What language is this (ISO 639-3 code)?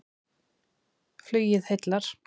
isl